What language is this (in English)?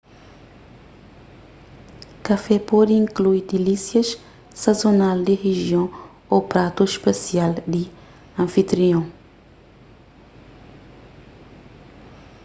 Kabuverdianu